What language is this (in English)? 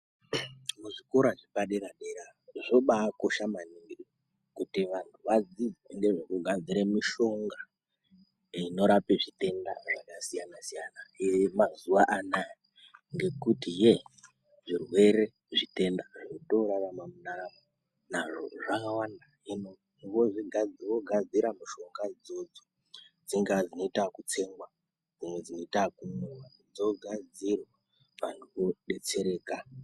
Ndau